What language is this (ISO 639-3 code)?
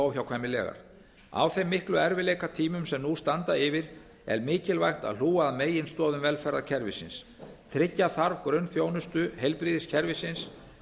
isl